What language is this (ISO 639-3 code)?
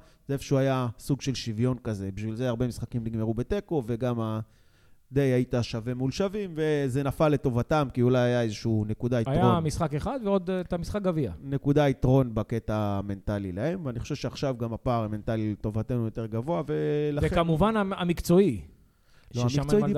heb